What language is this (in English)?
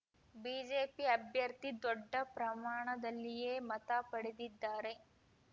Kannada